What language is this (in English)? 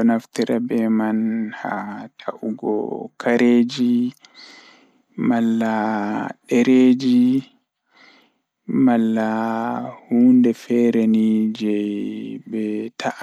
Fula